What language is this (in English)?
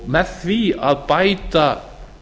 Icelandic